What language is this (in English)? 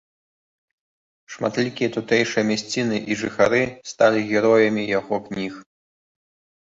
Belarusian